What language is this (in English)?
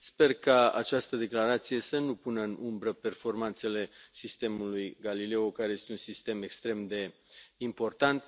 Romanian